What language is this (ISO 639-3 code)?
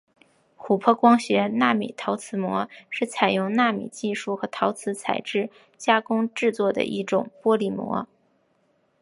zho